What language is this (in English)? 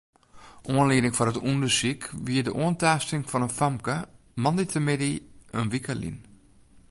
Western Frisian